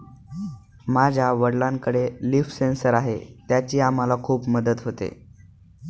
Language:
Marathi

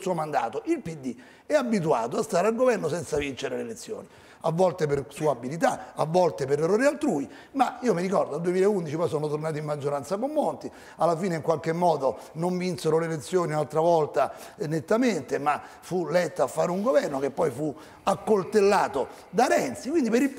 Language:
Italian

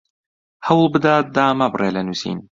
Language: Central Kurdish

